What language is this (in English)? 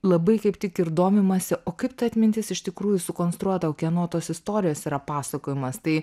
Lithuanian